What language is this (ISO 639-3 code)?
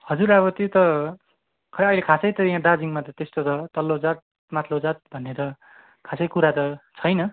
nep